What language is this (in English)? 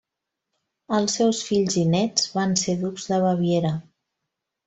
Catalan